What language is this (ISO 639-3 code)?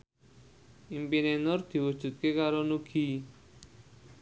jav